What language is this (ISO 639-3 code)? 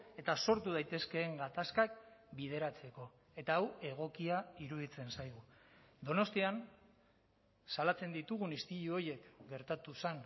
eus